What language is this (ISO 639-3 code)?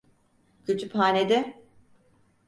tur